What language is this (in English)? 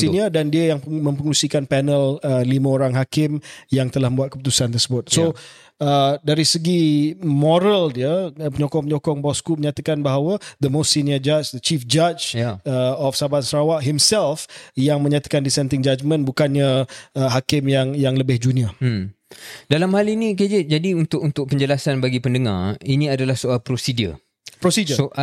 Malay